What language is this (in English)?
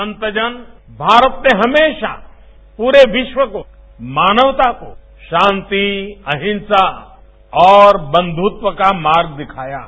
Hindi